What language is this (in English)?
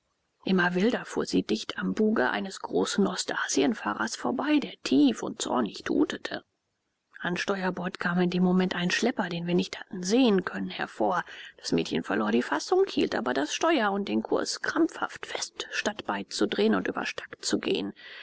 German